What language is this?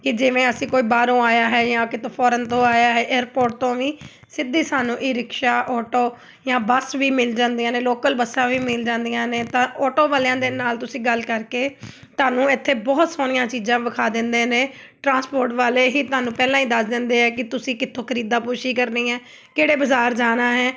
Punjabi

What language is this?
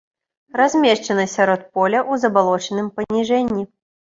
Belarusian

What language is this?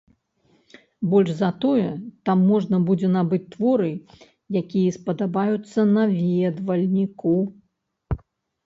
Belarusian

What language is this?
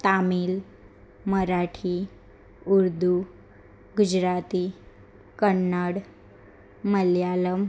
Gujarati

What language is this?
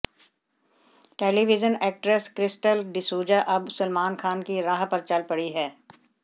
Hindi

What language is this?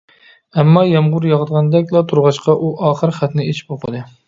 Uyghur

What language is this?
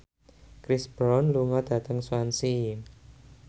Javanese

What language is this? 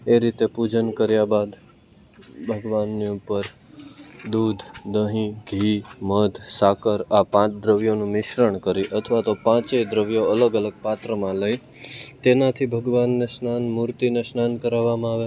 Gujarati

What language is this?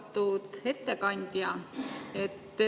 Estonian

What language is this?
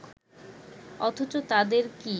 Bangla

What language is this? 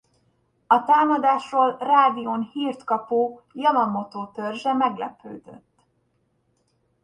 Hungarian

